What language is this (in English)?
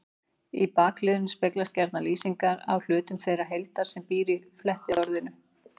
Icelandic